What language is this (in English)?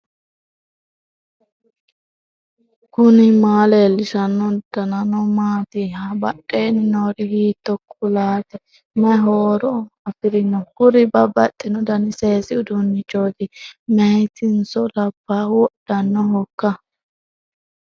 Sidamo